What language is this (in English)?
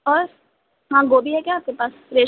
Urdu